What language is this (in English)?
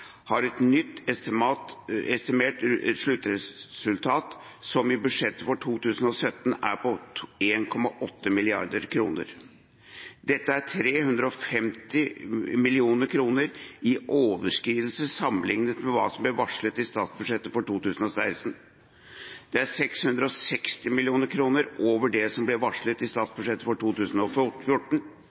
Norwegian Bokmål